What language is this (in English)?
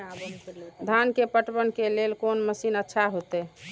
Maithili